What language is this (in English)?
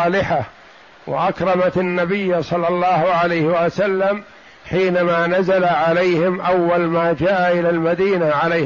Arabic